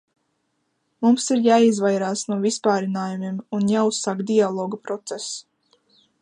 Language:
Latvian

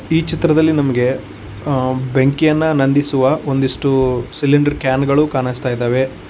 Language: Kannada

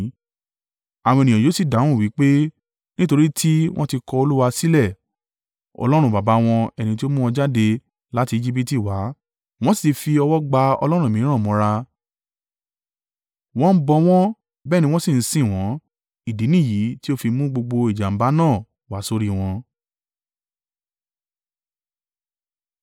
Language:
Yoruba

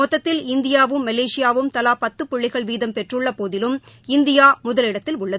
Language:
Tamil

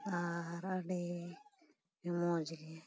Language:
Santali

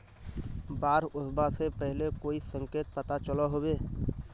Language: Magahi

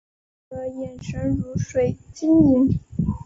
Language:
Chinese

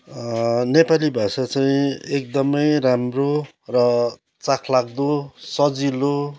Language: Nepali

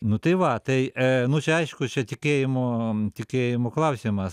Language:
Lithuanian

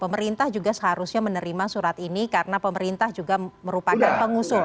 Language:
Indonesian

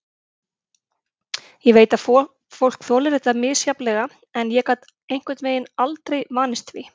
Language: Icelandic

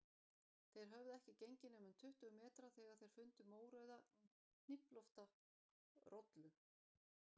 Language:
Icelandic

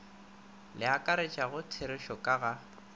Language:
Northern Sotho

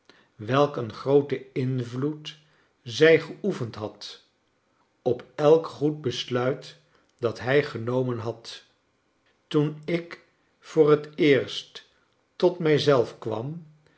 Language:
Dutch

